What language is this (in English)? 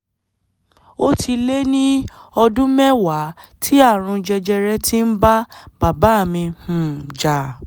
Yoruba